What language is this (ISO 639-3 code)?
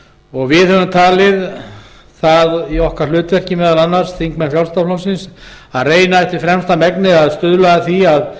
isl